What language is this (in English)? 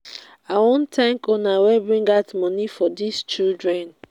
Nigerian Pidgin